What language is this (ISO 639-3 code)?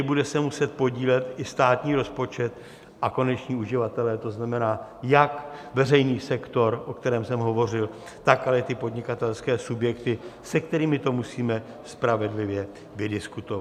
ces